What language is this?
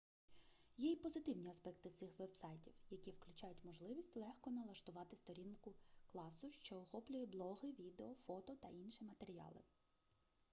Ukrainian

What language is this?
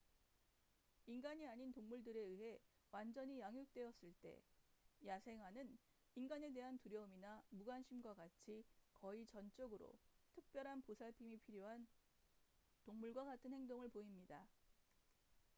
Korean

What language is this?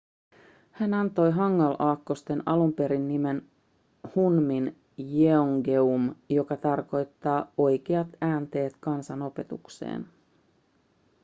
Finnish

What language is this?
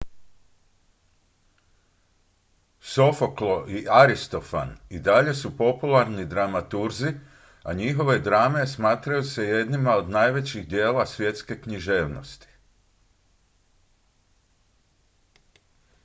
Croatian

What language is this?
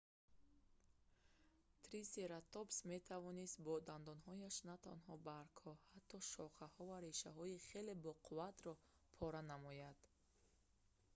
Tajik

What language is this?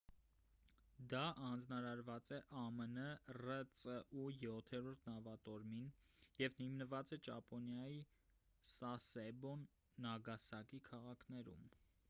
Armenian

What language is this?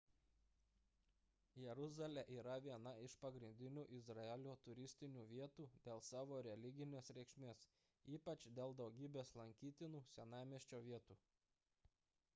Lithuanian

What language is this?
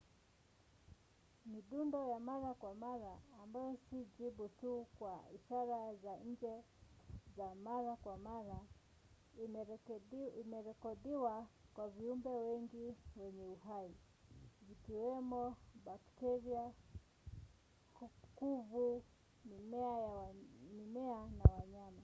Swahili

